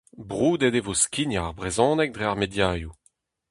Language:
Breton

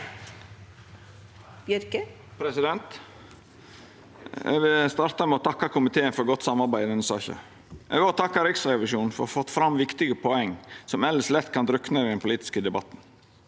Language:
Norwegian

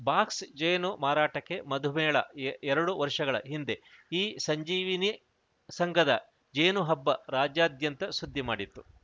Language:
Kannada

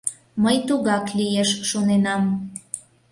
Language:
Mari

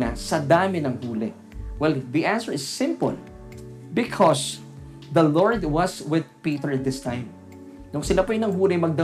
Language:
Filipino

